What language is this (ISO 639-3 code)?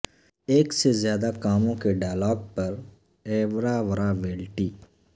urd